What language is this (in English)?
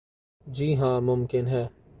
Urdu